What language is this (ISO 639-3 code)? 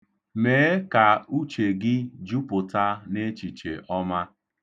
ibo